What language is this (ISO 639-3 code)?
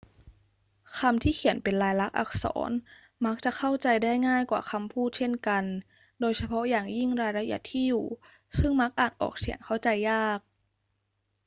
tha